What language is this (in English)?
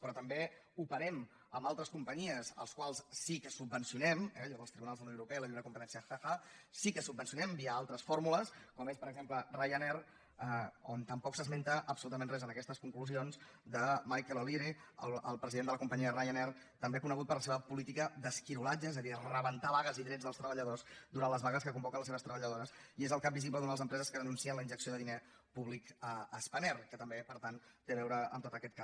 Catalan